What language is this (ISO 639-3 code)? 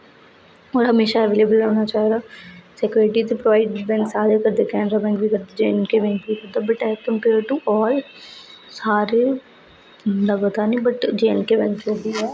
doi